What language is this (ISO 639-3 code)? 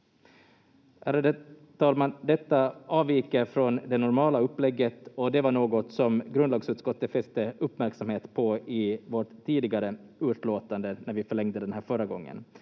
fin